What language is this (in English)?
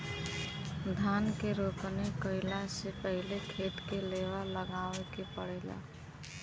Bhojpuri